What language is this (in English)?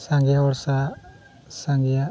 Santali